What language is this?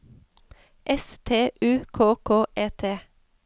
Norwegian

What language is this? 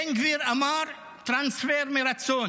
Hebrew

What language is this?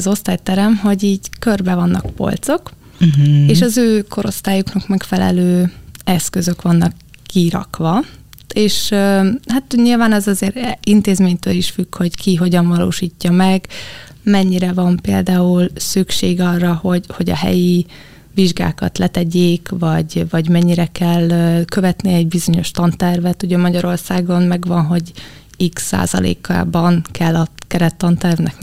Hungarian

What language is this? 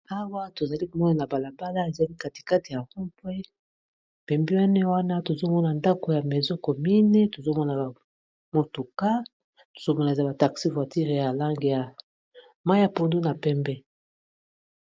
Lingala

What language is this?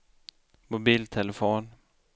Swedish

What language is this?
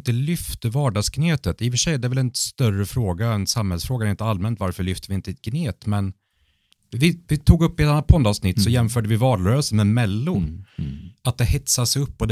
Swedish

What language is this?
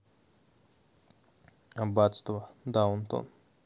Russian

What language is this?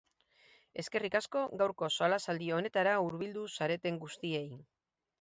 Basque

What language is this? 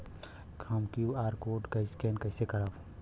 Bhojpuri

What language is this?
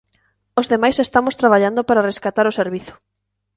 Galician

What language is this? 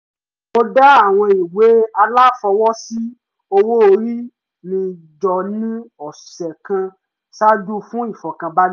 Yoruba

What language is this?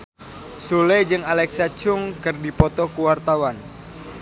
Sundanese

